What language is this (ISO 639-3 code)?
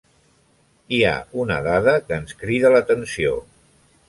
cat